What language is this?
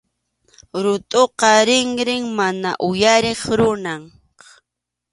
Arequipa-La Unión Quechua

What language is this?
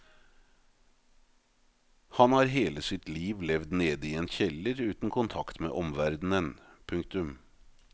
Norwegian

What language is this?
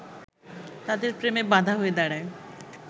Bangla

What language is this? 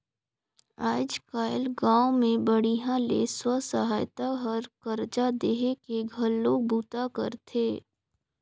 Chhattisgarhi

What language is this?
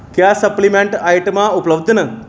Dogri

